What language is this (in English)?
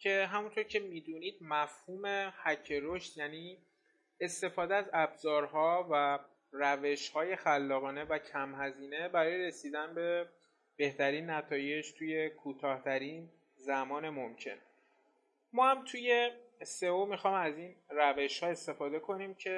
Persian